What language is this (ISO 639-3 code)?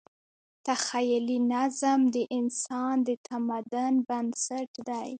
pus